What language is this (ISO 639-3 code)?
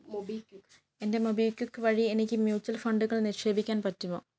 mal